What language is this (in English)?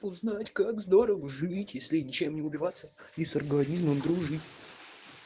Russian